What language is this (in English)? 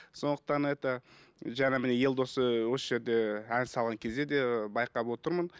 Kazakh